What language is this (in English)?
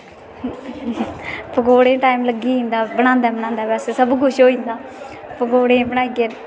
Dogri